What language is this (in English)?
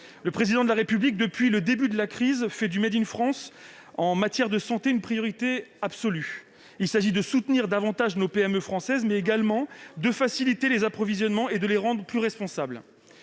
French